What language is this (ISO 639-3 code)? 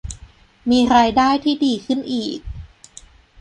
tha